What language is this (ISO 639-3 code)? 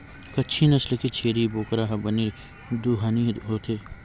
hne